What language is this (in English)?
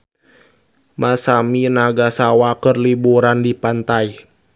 Sundanese